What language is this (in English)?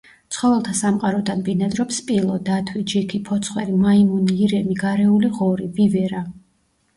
Georgian